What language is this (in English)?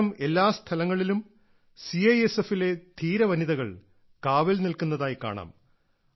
Malayalam